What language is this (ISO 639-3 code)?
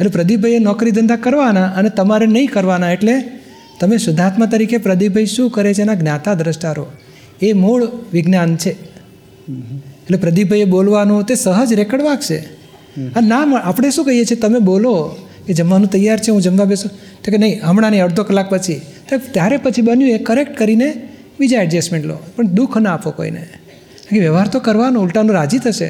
guj